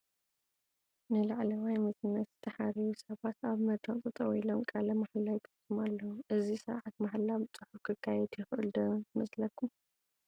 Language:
Tigrinya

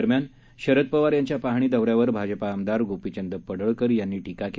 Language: Marathi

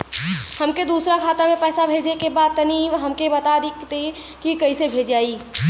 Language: Bhojpuri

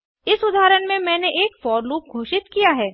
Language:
Hindi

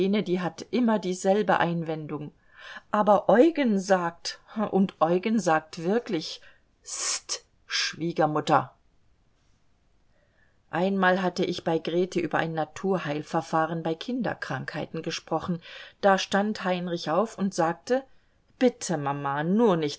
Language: German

